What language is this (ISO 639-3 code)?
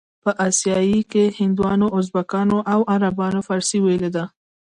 pus